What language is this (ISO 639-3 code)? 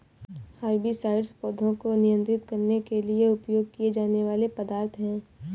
hin